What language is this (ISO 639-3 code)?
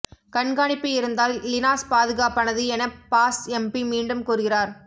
tam